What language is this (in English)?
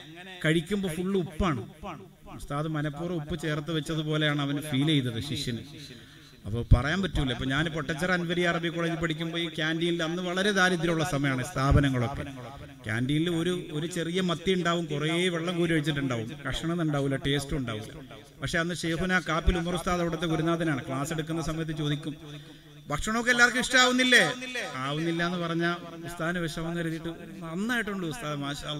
Malayalam